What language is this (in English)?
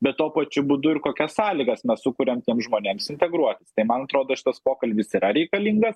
Lithuanian